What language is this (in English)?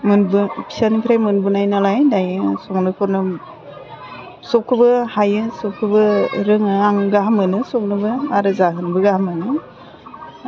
Bodo